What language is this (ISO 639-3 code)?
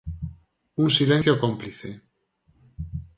glg